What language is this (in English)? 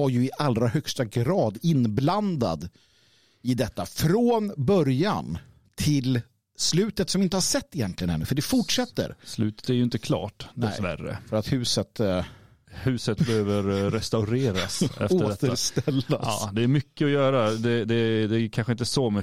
Swedish